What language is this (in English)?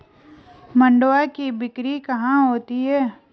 Hindi